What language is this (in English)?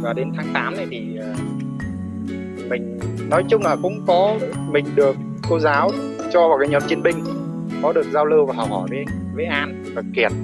Vietnamese